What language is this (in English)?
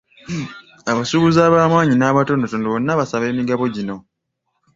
Ganda